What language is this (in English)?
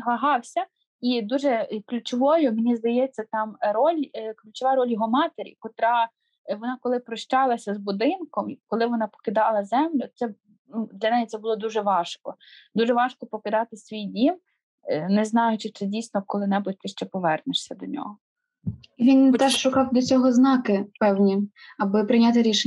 Ukrainian